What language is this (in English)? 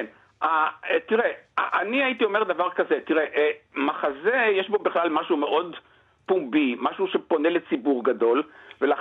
Hebrew